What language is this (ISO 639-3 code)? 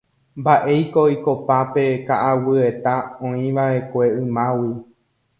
grn